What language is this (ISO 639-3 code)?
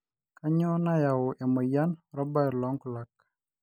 mas